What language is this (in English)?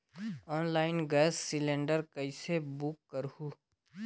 Chhattisgarhi